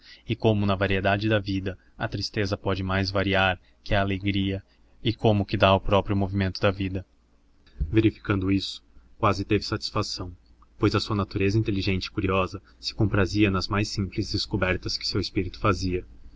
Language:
Portuguese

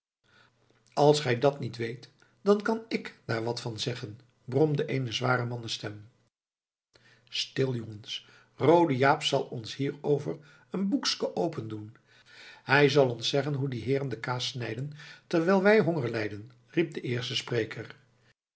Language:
Dutch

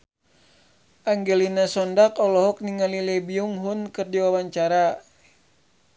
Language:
Sundanese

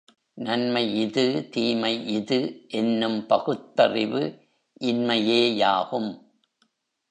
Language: Tamil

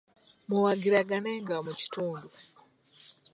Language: Ganda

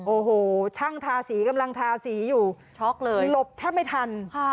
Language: Thai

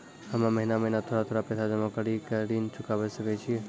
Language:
Maithili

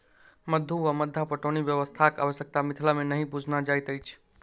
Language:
Maithili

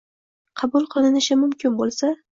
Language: Uzbek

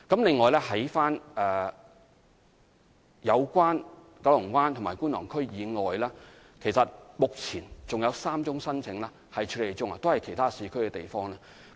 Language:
Cantonese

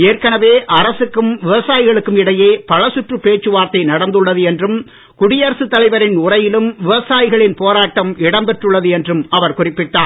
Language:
Tamil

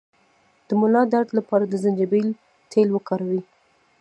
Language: Pashto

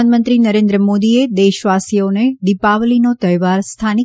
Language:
Gujarati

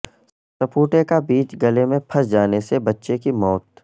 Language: Urdu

